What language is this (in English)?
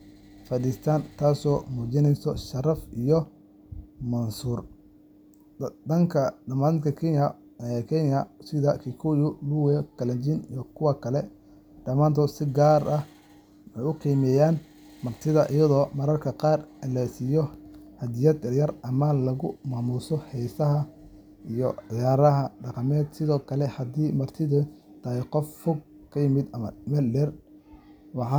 Somali